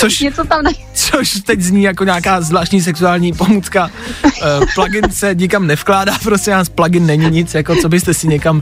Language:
Czech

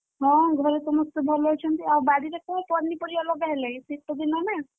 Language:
Odia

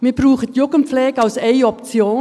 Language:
Swiss German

